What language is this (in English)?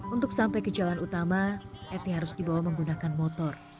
Indonesian